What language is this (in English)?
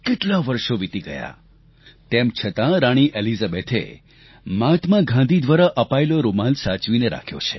Gujarati